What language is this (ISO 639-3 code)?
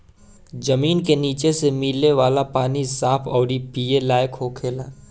bho